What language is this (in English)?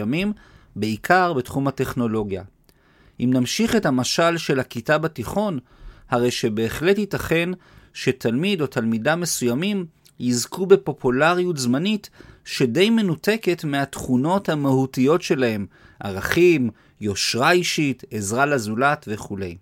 Hebrew